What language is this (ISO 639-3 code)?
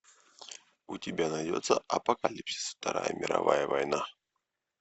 rus